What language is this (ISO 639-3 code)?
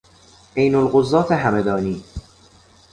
fas